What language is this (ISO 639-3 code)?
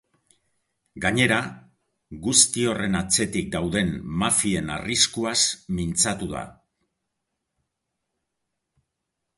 eus